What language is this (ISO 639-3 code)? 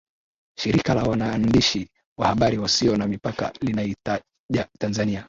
swa